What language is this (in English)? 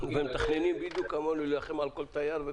Hebrew